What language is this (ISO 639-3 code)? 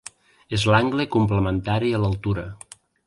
cat